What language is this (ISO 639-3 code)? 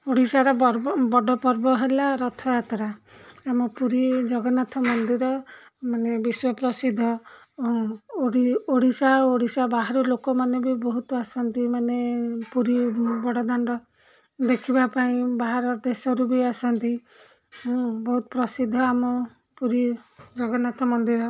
ori